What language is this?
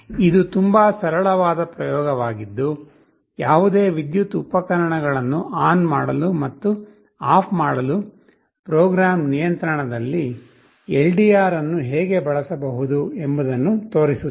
Kannada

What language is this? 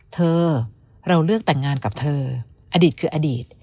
Thai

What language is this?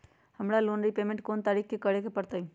Magahi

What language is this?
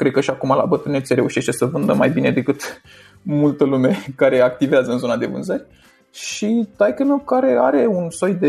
Romanian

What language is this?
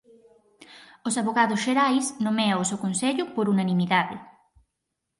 Galician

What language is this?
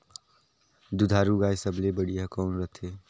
Chhattisgarhi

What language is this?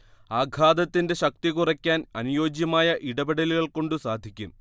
Malayalam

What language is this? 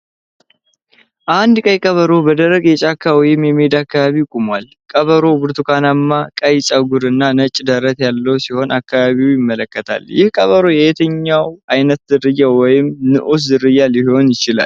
Amharic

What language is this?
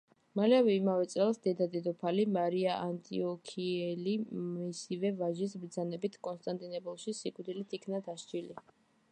Georgian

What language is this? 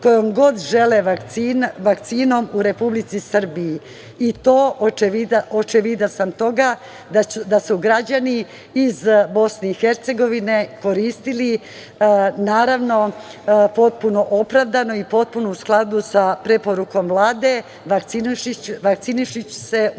Serbian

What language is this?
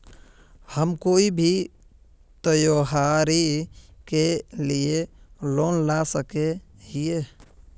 Magahi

